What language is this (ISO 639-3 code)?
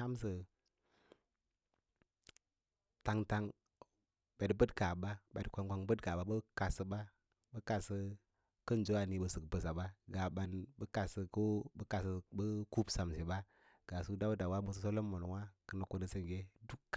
lla